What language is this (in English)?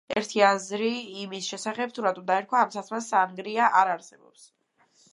Georgian